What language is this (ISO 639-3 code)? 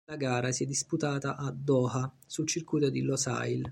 ita